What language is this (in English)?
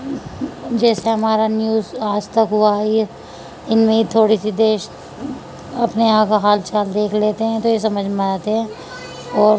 Urdu